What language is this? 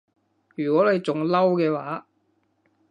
Cantonese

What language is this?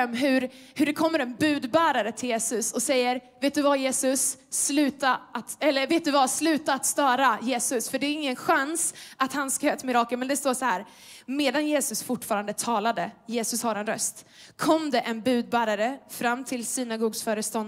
Swedish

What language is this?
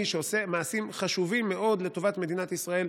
Hebrew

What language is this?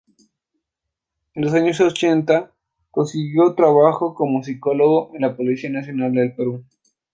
Spanish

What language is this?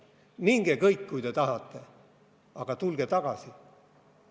Estonian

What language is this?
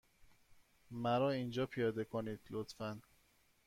Persian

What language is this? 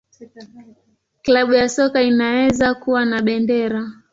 Swahili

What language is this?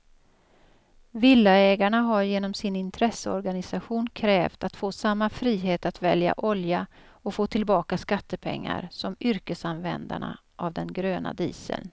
Swedish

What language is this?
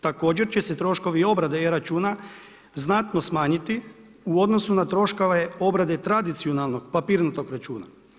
Croatian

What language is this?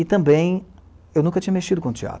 Portuguese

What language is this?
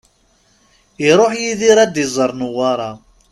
Kabyle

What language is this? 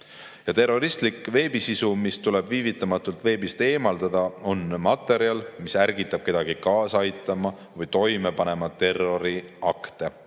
Estonian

